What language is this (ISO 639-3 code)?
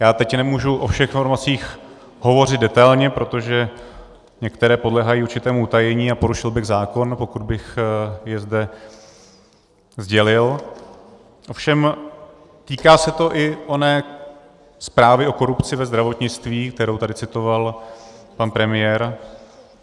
ces